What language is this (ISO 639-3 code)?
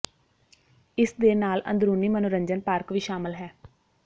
pan